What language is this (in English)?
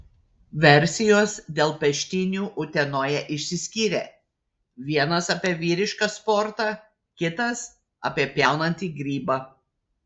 Lithuanian